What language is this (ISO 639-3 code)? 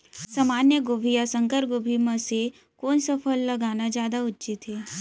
hne